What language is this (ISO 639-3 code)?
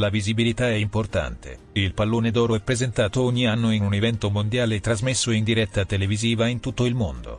ita